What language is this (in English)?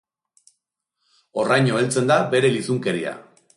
Basque